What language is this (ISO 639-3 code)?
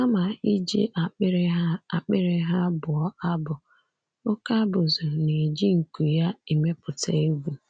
ibo